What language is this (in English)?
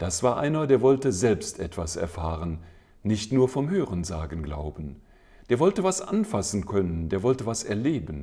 German